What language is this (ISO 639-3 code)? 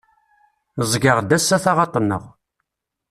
kab